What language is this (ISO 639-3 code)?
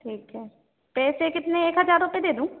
hin